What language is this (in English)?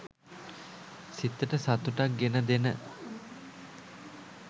Sinhala